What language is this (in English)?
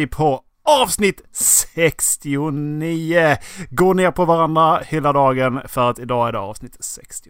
Swedish